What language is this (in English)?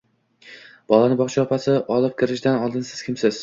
Uzbek